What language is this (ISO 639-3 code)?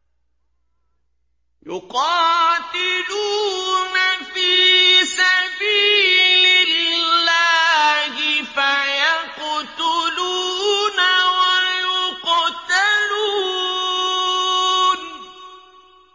ara